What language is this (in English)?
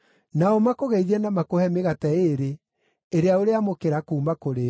Kikuyu